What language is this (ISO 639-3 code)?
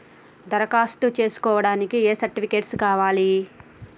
tel